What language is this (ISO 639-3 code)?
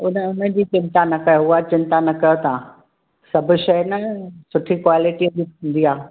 snd